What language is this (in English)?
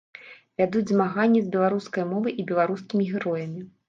Belarusian